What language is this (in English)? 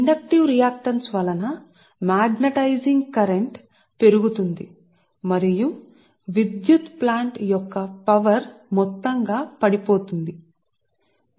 Telugu